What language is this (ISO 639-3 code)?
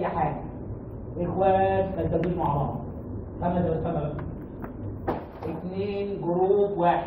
ara